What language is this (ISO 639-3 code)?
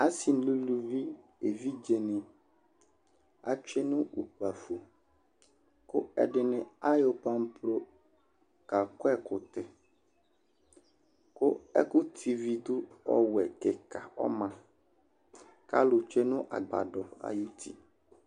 kpo